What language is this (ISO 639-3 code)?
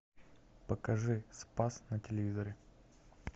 rus